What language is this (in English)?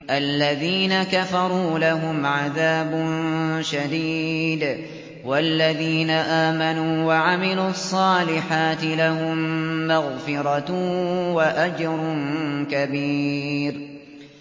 Arabic